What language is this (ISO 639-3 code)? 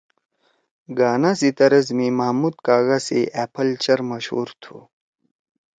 trw